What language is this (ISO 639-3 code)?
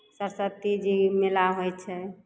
mai